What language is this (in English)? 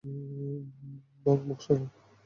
Bangla